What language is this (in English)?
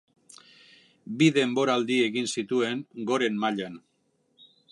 Basque